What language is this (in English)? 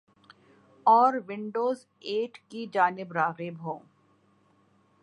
Urdu